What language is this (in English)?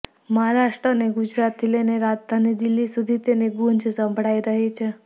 Gujarati